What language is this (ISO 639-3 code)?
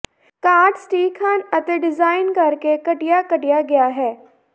pan